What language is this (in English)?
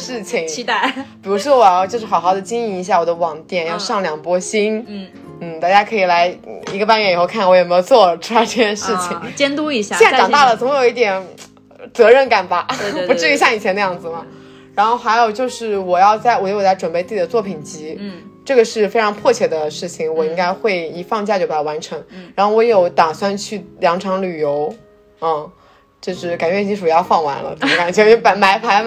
Chinese